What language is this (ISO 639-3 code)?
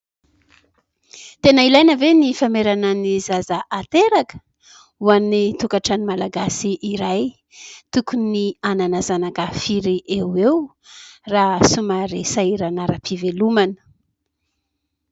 mlg